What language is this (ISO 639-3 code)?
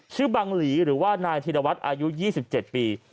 tha